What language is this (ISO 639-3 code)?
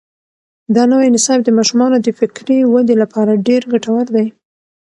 pus